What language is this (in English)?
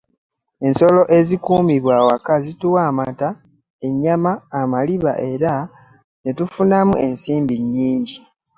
Ganda